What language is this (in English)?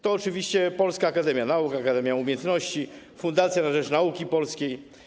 Polish